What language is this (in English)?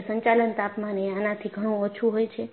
Gujarati